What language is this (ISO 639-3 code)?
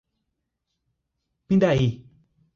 por